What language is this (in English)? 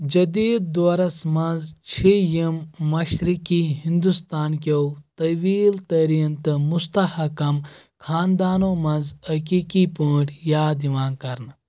Kashmiri